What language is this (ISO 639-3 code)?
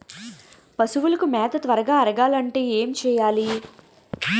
tel